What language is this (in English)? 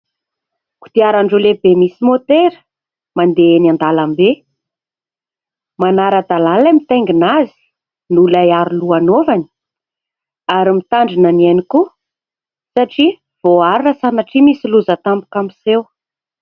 Malagasy